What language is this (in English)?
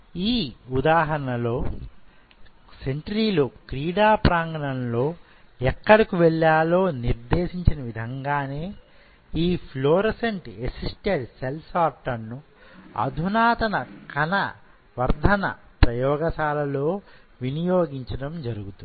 Telugu